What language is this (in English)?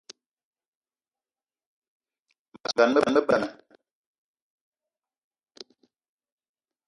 Eton (Cameroon)